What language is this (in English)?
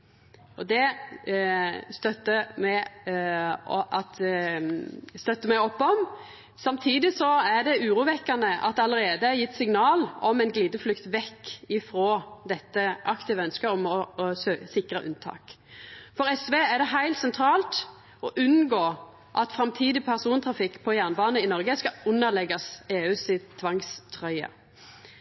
Norwegian Nynorsk